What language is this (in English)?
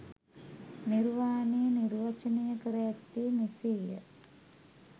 Sinhala